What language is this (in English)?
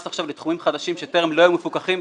Hebrew